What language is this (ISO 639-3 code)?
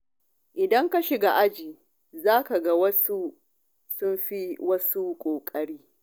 hau